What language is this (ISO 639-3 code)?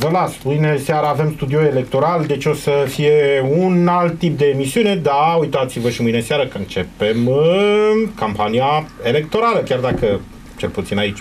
ron